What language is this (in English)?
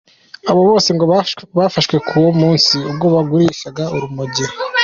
Kinyarwanda